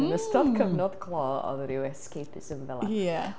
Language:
Welsh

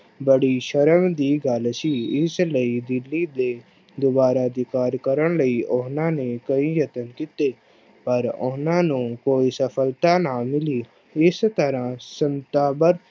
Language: Punjabi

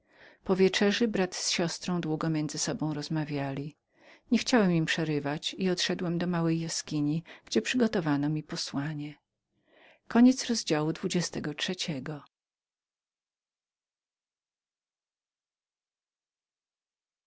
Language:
Polish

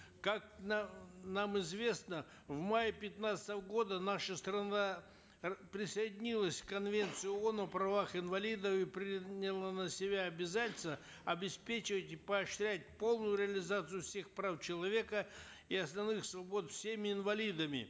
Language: Kazakh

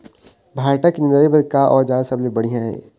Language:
Chhattisgarhi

